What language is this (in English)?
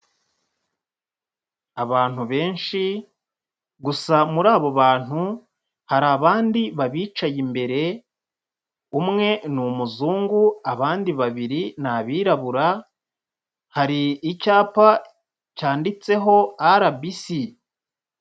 Kinyarwanda